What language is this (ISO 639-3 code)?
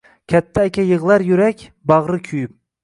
uzb